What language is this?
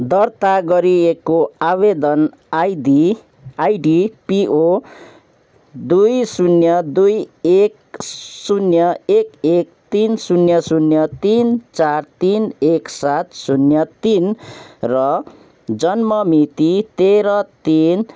Nepali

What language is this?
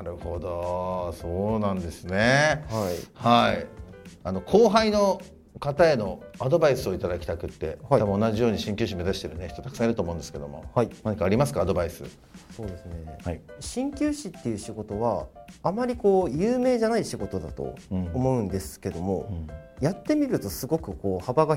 Japanese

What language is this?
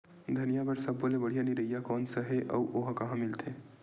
Chhattisgarhi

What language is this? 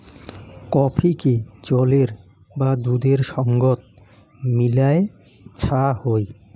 Bangla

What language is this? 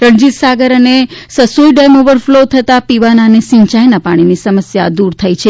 Gujarati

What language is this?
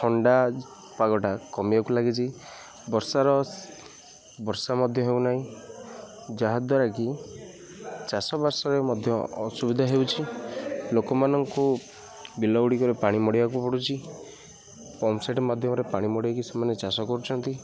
Odia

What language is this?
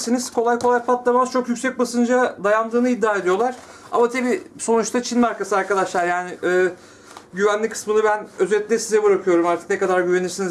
Turkish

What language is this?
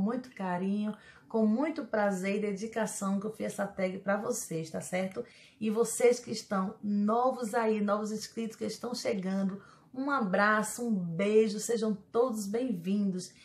Portuguese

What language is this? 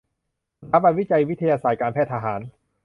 Thai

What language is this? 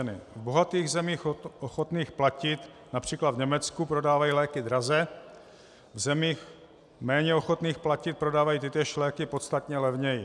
Czech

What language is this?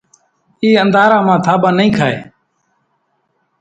Kachi Koli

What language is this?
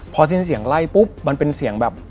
Thai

